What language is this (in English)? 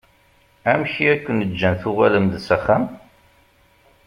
Kabyle